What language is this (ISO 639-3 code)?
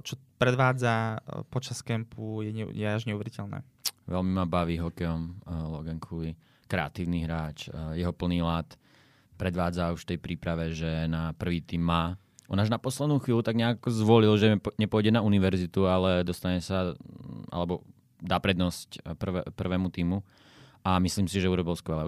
slk